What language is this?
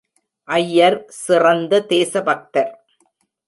Tamil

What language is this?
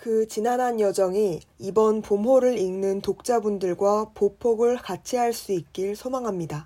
Korean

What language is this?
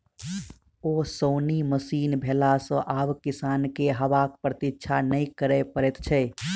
Maithili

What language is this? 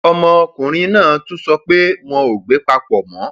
Yoruba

